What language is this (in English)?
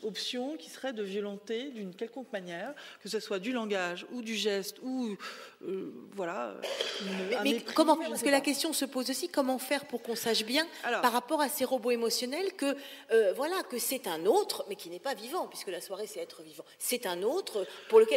French